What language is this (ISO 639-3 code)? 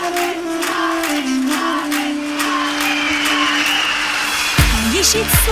ron